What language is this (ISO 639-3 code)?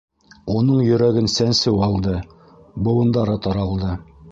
bak